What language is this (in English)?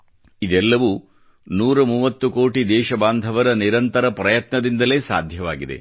Kannada